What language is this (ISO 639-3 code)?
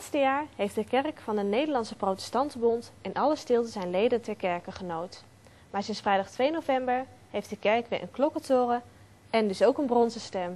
nld